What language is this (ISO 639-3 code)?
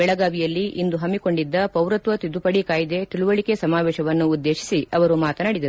kan